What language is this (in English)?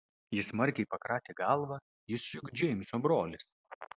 Lithuanian